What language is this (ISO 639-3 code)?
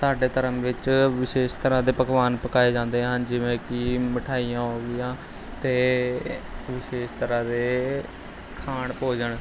pan